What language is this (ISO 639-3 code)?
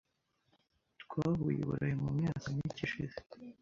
kin